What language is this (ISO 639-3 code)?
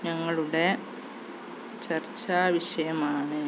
mal